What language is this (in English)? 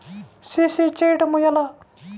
Telugu